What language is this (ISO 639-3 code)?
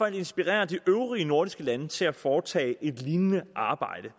dan